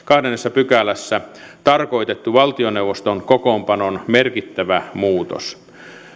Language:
Finnish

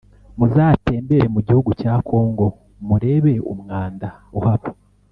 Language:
Kinyarwanda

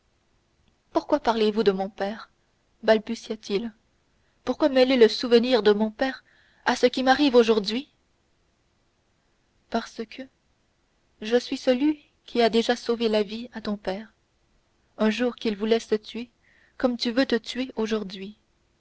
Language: French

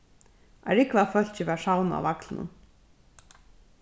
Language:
Faroese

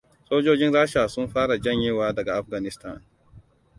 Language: Hausa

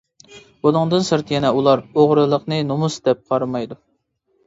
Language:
Uyghur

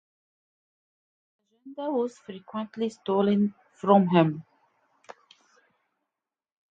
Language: English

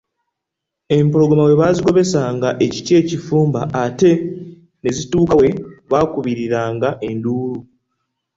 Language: Ganda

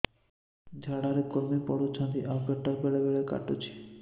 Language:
Odia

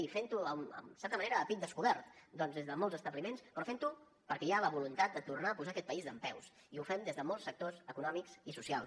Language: Catalan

